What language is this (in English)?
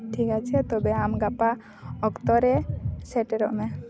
Santali